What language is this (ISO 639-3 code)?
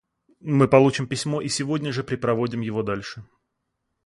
rus